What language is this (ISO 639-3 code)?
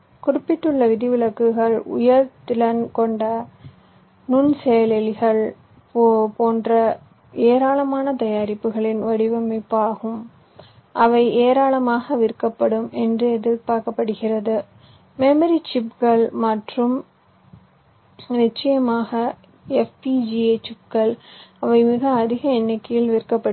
tam